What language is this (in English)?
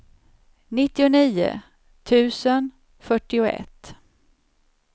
Swedish